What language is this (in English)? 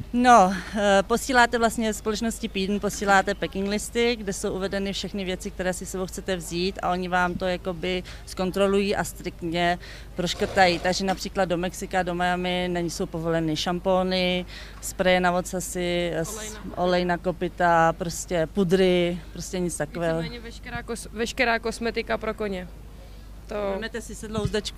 Czech